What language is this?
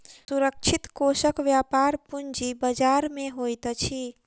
Maithili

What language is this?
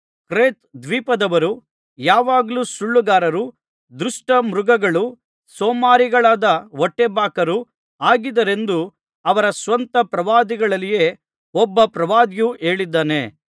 Kannada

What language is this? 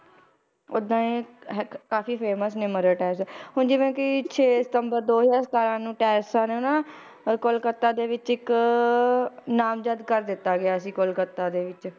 Punjabi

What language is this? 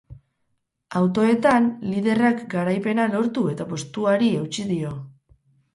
Basque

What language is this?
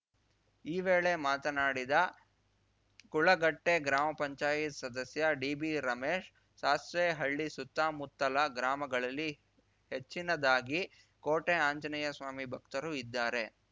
Kannada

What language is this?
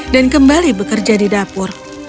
Indonesian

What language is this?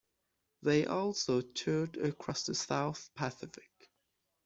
English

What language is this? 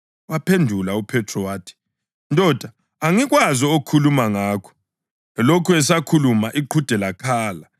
North Ndebele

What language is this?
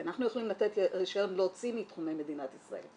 Hebrew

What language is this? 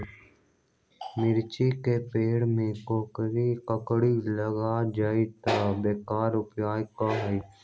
Magahi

